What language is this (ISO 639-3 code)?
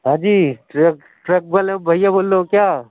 urd